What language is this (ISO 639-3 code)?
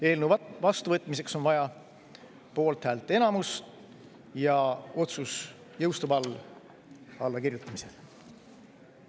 est